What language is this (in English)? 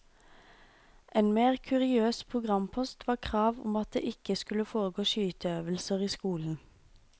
Norwegian